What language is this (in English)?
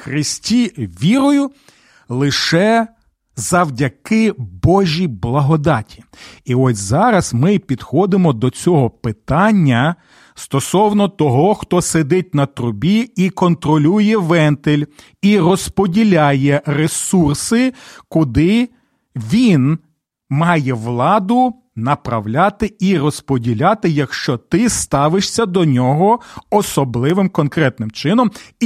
Ukrainian